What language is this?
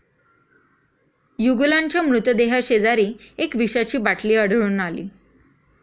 Marathi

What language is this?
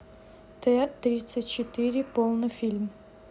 Russian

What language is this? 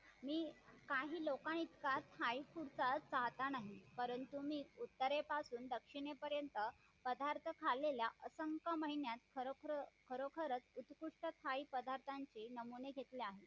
Marathi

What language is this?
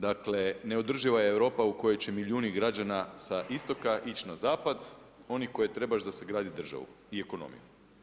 Croatian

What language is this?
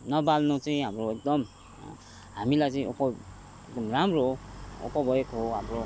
Nepali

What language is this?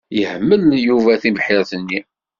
Kabyle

